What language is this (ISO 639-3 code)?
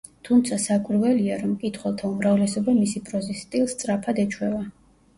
kat